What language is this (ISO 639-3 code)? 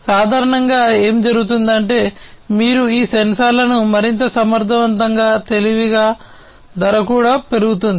tel